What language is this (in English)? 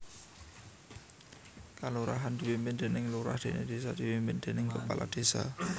Javanese